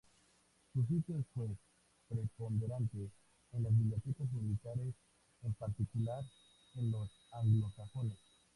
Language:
Spanish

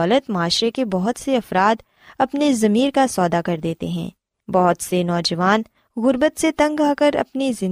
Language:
Urdu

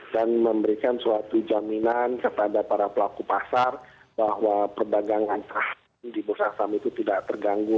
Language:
Indonesian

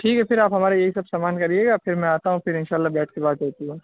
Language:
Urdu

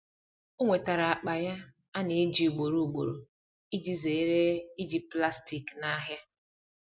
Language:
Igbo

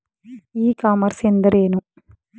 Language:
Kannada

